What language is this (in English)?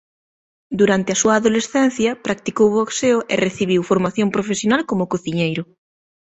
Galician